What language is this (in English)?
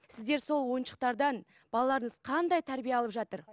Kazakh